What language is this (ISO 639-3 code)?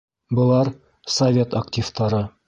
bak